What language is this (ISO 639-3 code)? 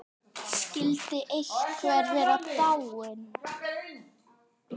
isl